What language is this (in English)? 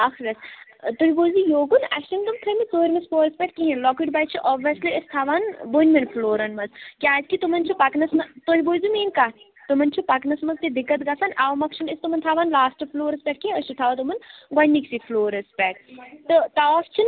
Kashmiri